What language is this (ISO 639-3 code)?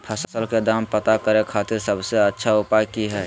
mag